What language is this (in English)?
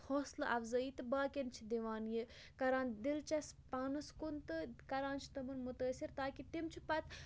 Kashmiri